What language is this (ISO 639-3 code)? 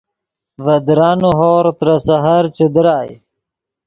ydg